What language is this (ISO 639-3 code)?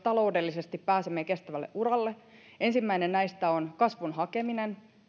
fin